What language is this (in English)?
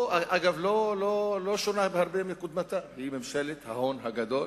Hebrew